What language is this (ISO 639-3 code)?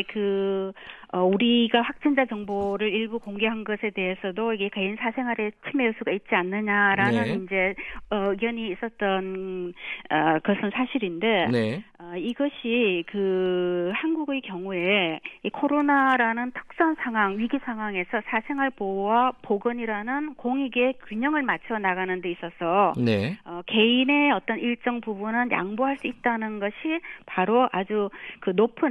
kor